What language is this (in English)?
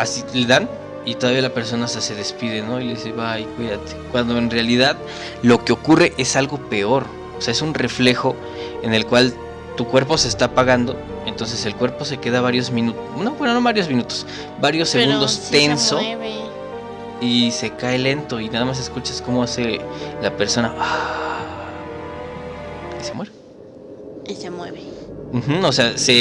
Spanish